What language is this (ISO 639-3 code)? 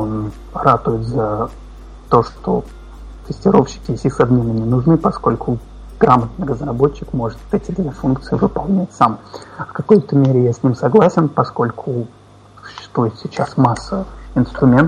rus